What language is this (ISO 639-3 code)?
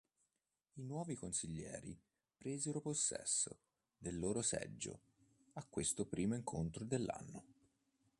ita